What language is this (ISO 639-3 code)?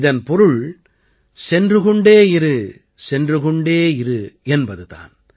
tam